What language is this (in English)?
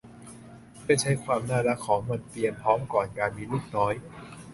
Thai